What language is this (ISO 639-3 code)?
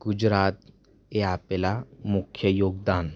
guj